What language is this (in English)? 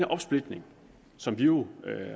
Danish